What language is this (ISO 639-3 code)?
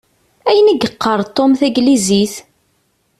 kab